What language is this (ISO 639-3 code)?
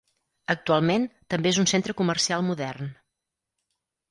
cat